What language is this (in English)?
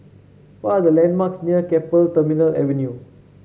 English